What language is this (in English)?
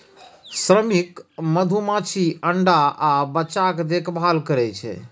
Maithili